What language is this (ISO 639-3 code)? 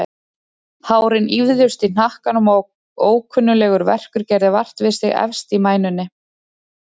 isl